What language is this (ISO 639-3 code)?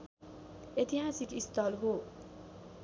nep